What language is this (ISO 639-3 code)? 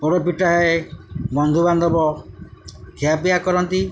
ori